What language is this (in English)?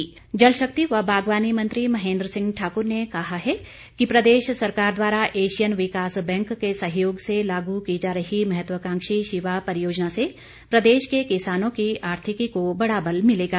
Hindi